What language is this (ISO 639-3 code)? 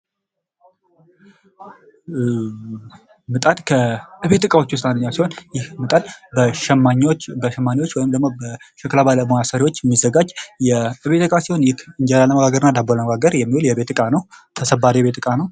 amh